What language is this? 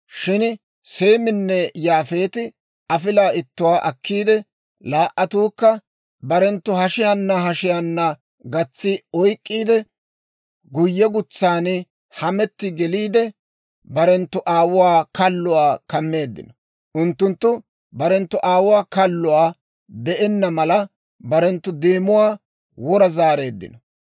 Dawro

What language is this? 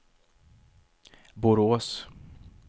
Swedish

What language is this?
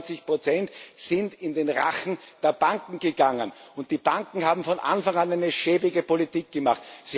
German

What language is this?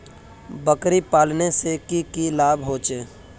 Magahi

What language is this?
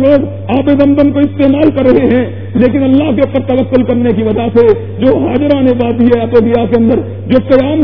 Urdu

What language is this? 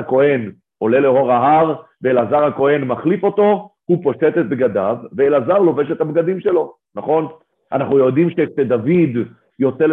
Hebrew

